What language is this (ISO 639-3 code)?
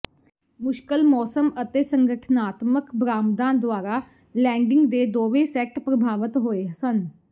pan